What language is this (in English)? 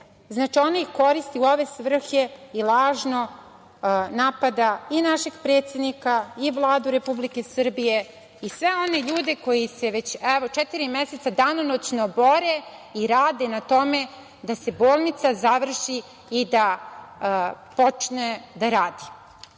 Serbian